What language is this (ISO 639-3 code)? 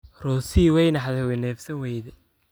som